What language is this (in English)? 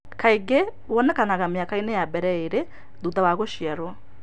Kikuyu